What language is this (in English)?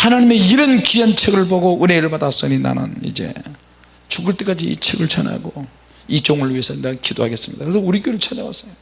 Korean